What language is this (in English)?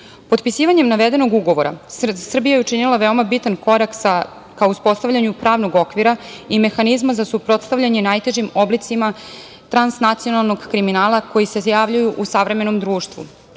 Serbian